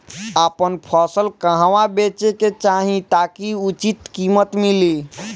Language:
Bhojpuri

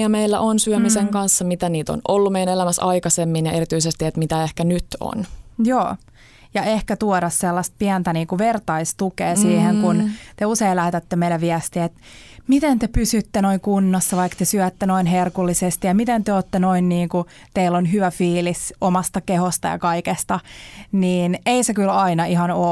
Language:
Finnish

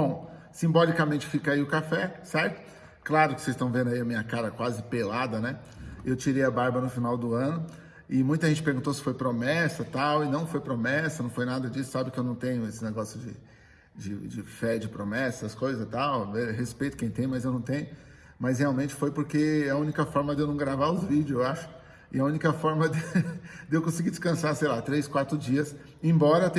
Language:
Portuguese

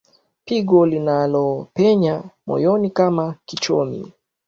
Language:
Swahili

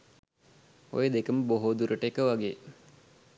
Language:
Sinhala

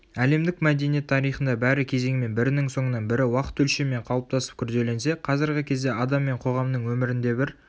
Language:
Kazakh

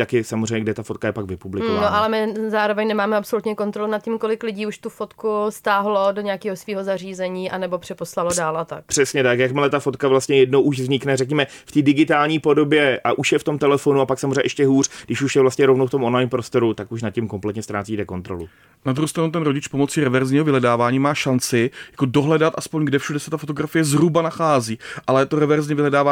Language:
Czech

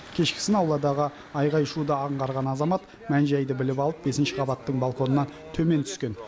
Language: Kazakh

